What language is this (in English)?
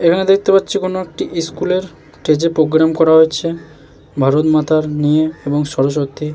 Bangla